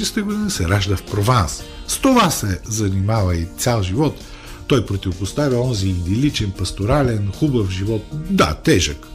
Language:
Bulgarian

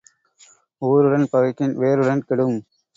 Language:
Tamil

